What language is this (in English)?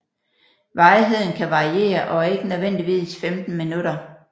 Danish